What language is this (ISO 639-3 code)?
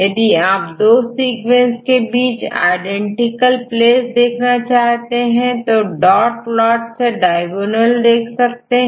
hin